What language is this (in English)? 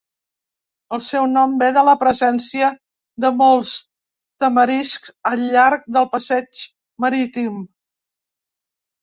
Catalan